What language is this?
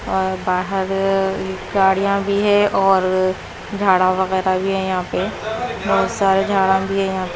Hindi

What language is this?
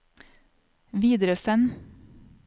Norwegian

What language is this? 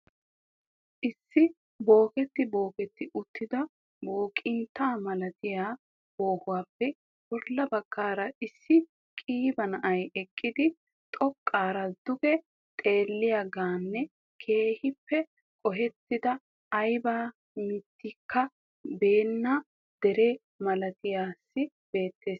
Wolaytta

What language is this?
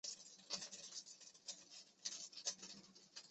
Chinese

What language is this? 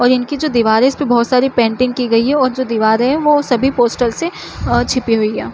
Chhattisgarhi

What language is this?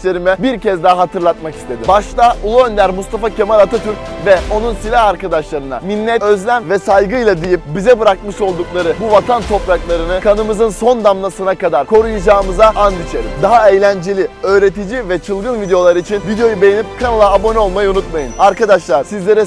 Turkish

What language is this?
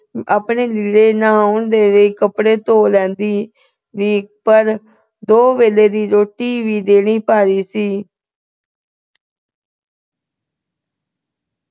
Punjabi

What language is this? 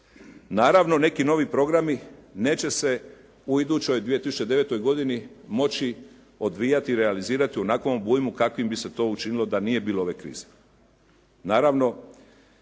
Croatian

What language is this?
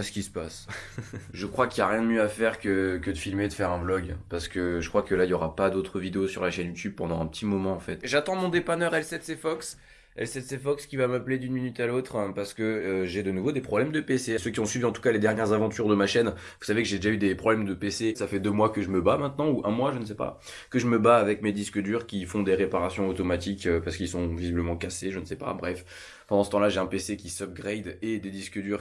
French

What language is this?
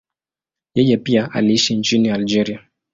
Swahili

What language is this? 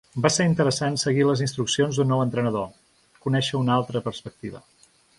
Catalan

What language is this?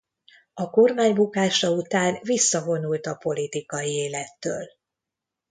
Hungarian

